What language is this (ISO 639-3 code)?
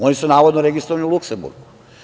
srp